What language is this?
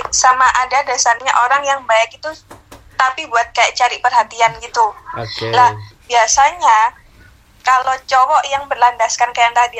Indonesian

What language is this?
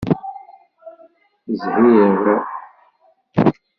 Kabyle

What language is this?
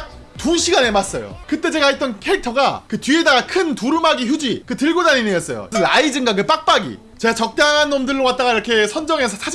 Korean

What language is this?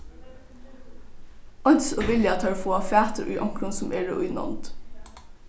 Faroese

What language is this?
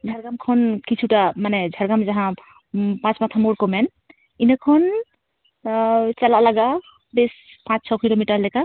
Santali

